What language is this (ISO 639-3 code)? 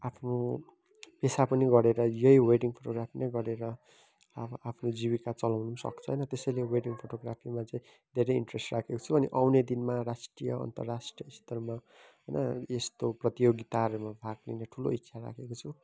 nep